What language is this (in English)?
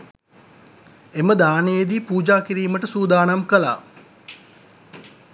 Sinhala